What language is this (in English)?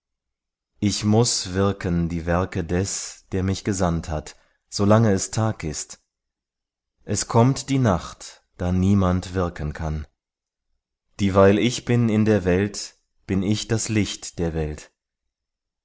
German